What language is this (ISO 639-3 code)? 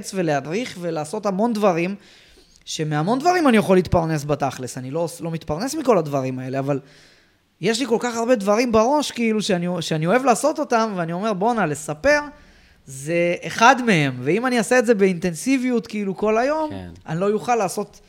heb